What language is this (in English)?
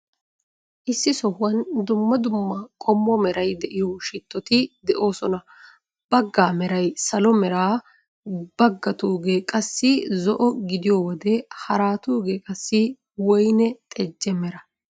Wolaytta